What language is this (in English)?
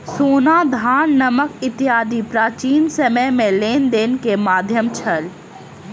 Maithili